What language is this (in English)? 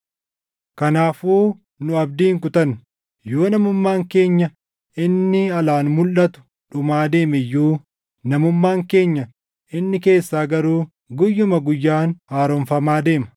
Oromo